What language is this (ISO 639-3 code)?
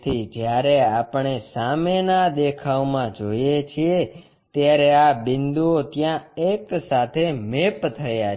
guj